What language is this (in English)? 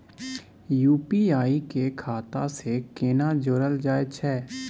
Maithili